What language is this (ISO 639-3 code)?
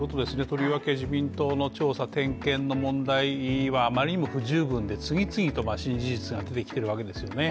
jpn